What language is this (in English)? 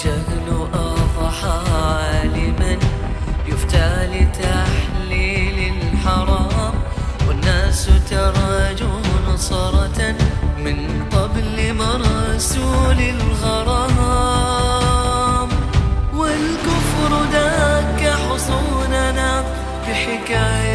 Arabic